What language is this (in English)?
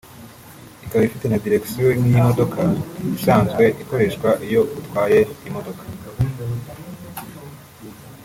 Kinyarwanda